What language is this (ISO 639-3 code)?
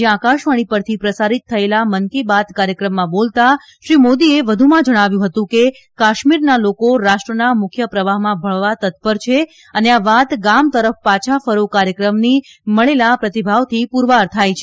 guj